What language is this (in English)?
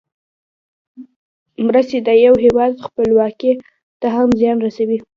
Pashto